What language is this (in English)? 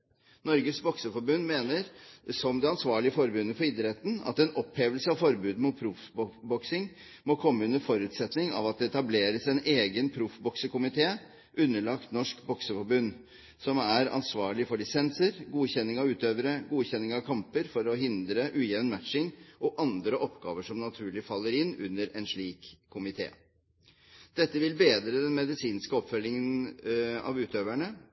Norwegian Bokmål